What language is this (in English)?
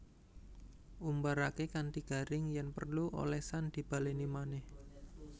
Javanese